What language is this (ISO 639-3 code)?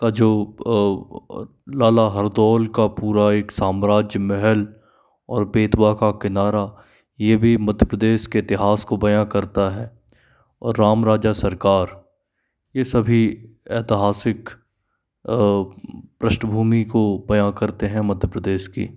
hin